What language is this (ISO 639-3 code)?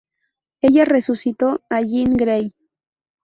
spa